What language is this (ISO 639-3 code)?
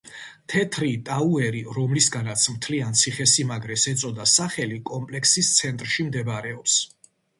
kat